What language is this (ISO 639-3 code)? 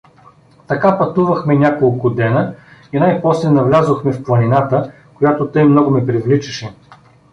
bul